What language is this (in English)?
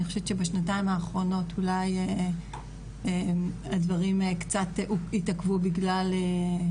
Hebrew